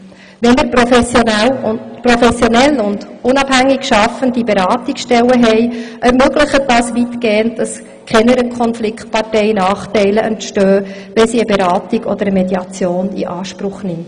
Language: Swiss German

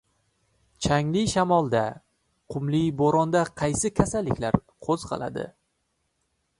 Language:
Uzbek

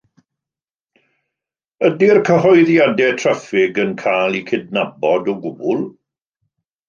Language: Welsh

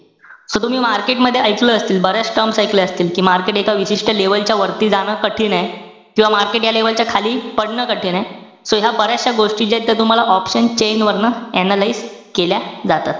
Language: Marathi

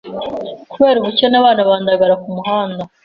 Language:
Kinyarwanda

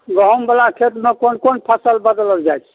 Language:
Maithili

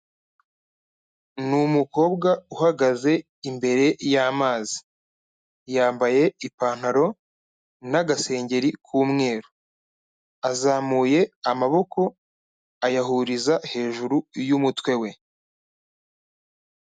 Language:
Kinyarwanda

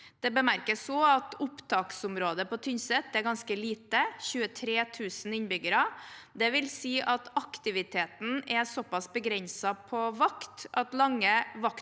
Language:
Norwegian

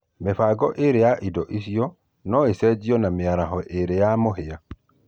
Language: Kikuyu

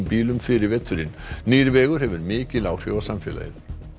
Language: Icelandic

